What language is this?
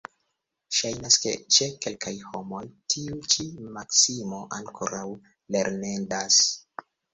Esperanto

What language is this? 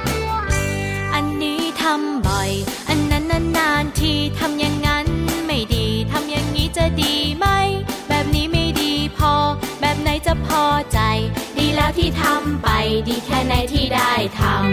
Thai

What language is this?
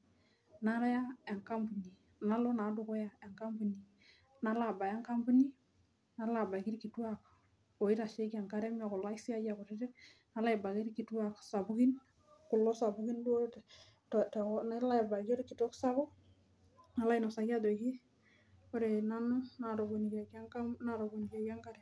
Masai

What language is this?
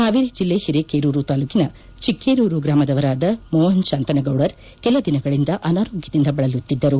Kannada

